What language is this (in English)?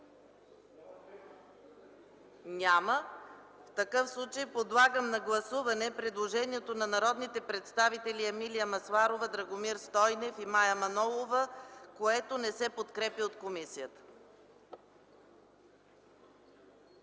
Bulgarian